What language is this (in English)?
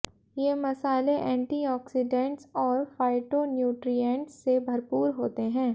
Hindi